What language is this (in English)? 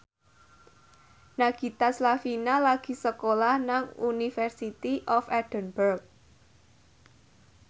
Javanese